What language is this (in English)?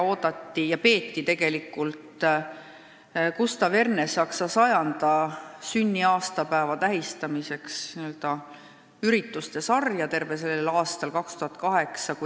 Estonian